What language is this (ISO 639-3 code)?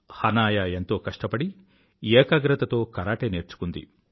tel